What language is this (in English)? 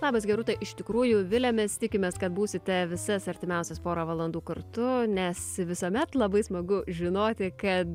Lithuanian